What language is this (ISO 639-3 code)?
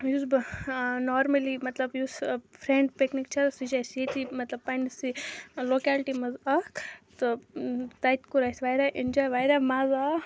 kas